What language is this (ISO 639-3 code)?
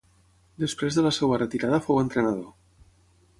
cat